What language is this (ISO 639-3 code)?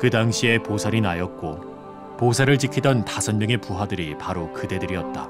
kor